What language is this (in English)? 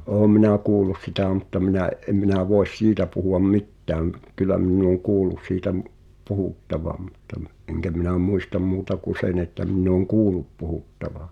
Finnish